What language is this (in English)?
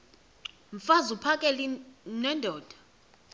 Xhosa